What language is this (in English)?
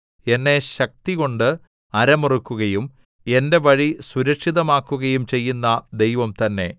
Malayalam